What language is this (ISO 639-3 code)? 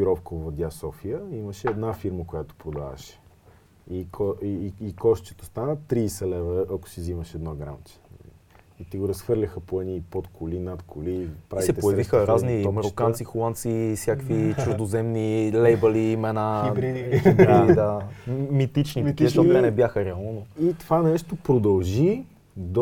bul